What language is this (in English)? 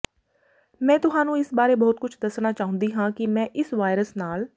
Punjabi